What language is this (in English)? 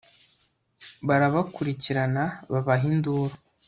Kinyarwanda